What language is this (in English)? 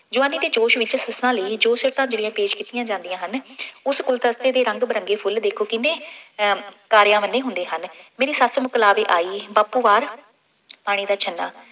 Punjabi